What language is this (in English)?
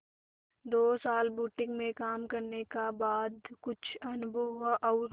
Hindi